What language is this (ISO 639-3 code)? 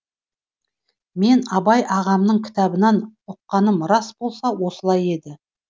kaz